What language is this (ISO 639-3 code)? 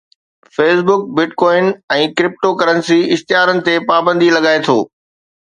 snd